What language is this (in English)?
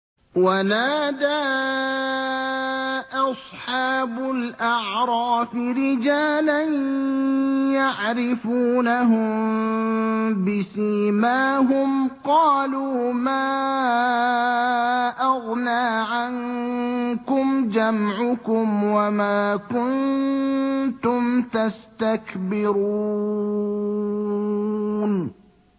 Arabic